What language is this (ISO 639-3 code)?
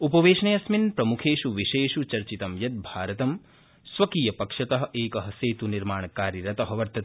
san